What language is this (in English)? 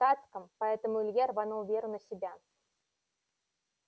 Russian